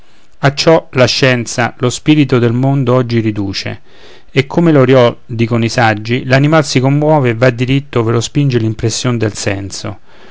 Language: Italian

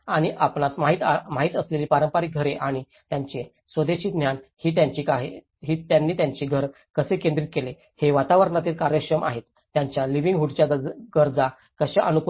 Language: Marathi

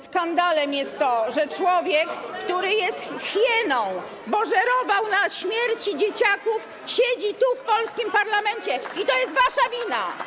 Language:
Polish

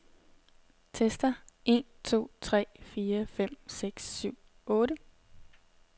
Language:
Danish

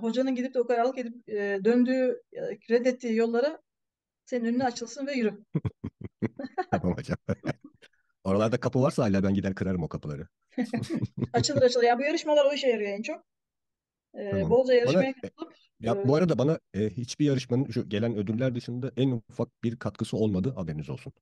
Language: Turkish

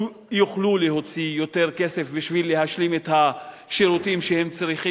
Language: Hebrew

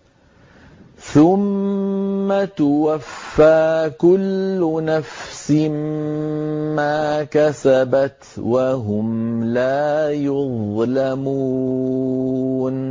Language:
Arabic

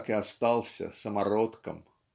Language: Russian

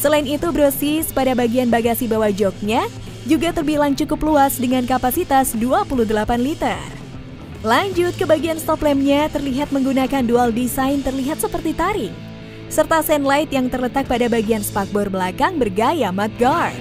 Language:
Indonesian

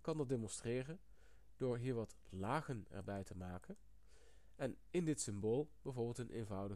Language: Dutch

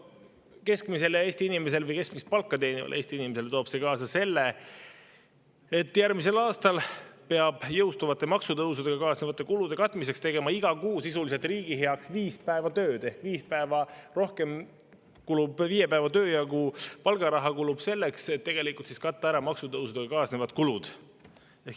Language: Estonian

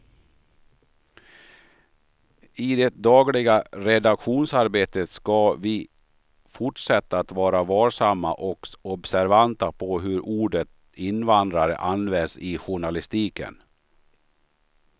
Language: Swedish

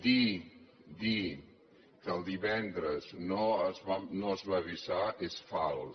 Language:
Catalan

